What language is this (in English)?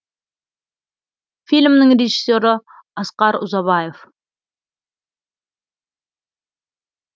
Kazakh